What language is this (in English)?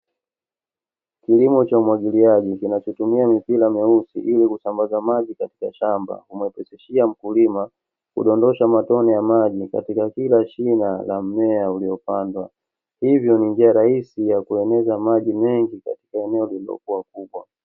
Swahili